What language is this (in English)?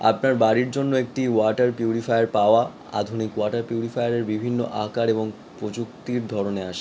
Bangla